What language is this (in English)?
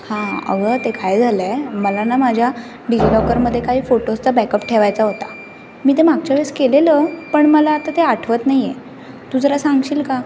Marathi